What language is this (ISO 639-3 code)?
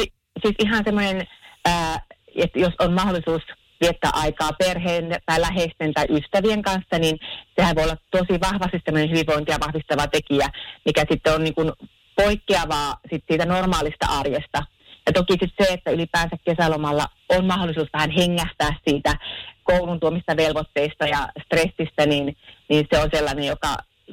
fin